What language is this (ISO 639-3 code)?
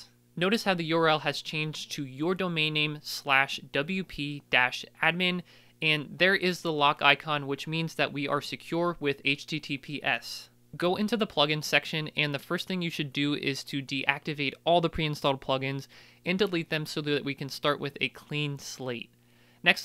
eng